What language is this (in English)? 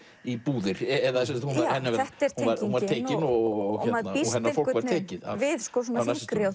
Icelandic